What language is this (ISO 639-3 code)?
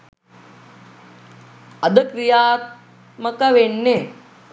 sin